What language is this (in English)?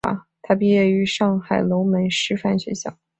Chinese